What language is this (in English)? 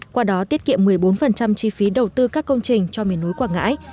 Vietnamese